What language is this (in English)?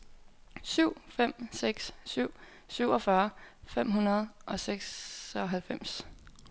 Danish